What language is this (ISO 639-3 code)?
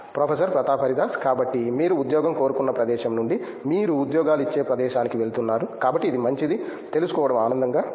tel